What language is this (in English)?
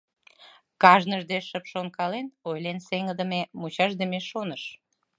Mari